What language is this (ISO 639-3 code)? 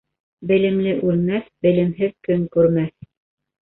bak